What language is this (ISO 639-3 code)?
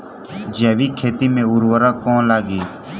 bho